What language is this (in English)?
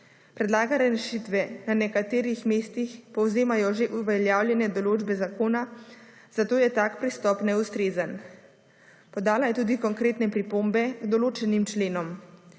Slovenian